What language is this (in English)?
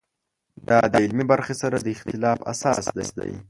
Pashto